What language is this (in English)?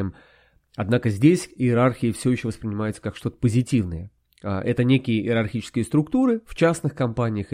Russian